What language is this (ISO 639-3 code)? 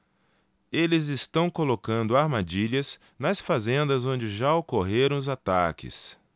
por